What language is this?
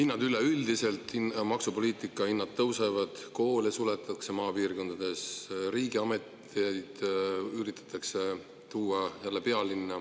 Estonian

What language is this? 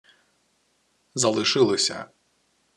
Ukrainian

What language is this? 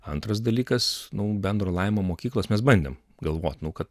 Lithuanian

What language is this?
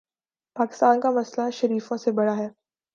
Urdu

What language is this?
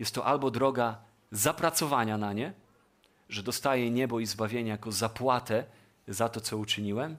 Polish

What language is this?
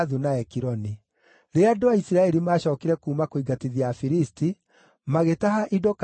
Kikuyu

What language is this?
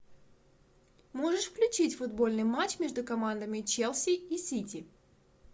Russian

